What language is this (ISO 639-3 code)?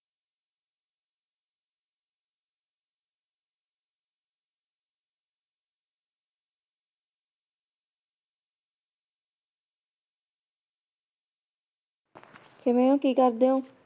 pan